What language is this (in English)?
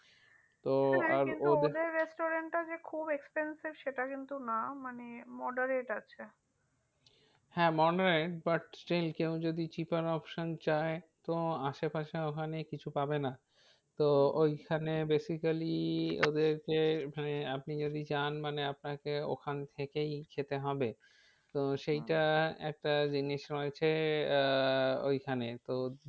Bangla